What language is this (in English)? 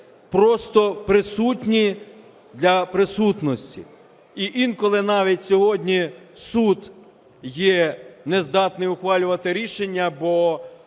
Ukrainian